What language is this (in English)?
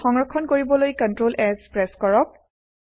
Assamese